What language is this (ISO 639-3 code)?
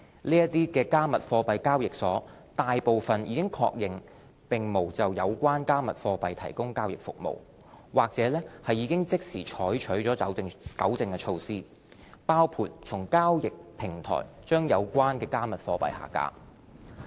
yue